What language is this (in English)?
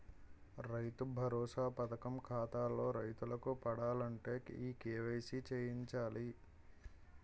Telugu